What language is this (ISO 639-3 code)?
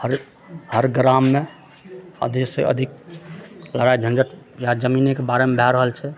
mai